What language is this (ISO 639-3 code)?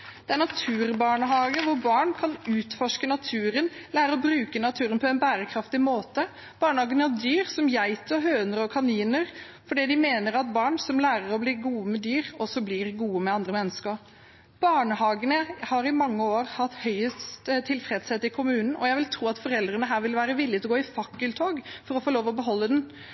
nob